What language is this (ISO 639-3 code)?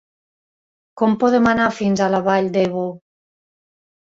cat